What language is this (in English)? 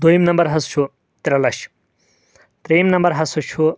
Kashmiri